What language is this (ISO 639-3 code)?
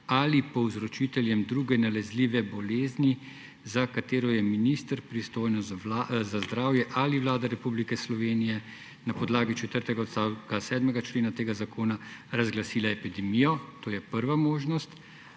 slv